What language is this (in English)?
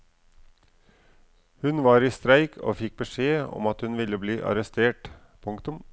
Norwegian